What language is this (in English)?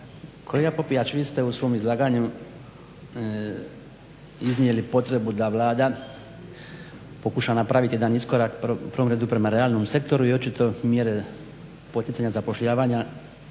Croatian